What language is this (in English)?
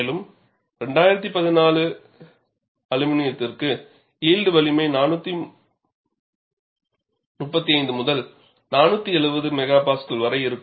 Tamil